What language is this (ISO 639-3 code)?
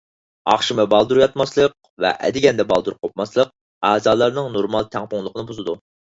uig